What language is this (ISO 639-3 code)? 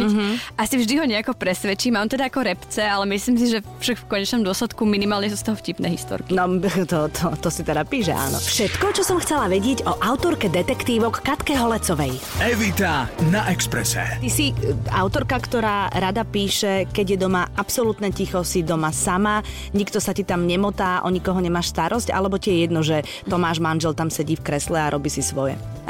slk